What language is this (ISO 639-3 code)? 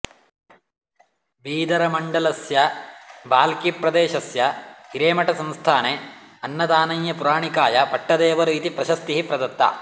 san